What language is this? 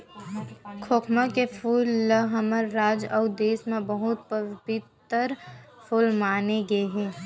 Chhattisgarhi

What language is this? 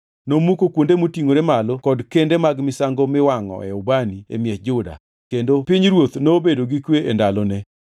Luo (Kenya and Tanzania)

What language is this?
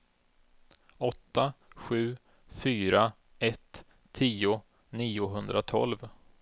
Swedish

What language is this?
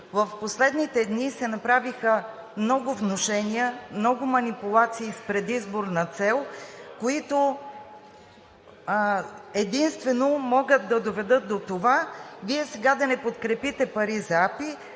Bulgarian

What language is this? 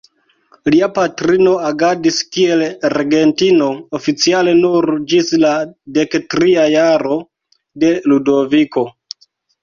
Esperanto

